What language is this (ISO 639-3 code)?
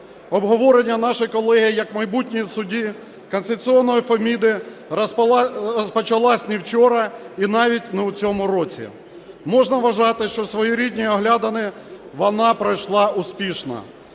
ukr